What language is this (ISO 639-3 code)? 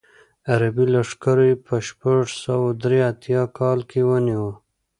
pus